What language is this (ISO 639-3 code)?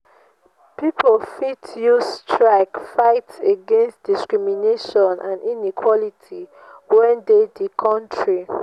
pcm